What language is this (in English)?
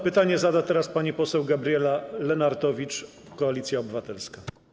Polish